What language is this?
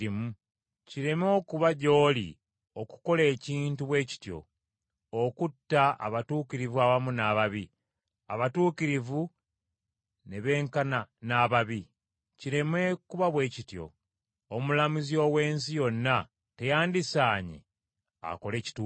Ganda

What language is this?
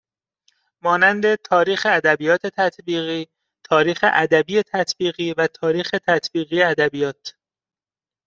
Persian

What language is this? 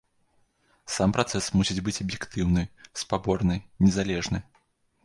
Belarusian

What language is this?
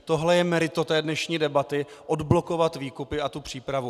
Czech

